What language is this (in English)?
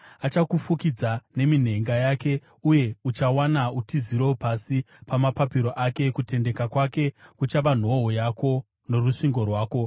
Shona